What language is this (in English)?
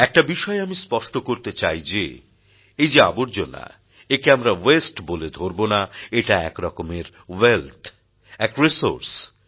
Bangla